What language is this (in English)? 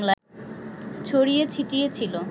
Bangla